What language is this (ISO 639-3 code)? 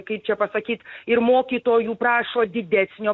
lit